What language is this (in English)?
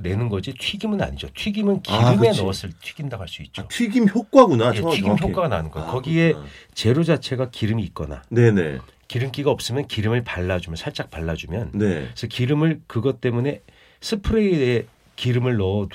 Korean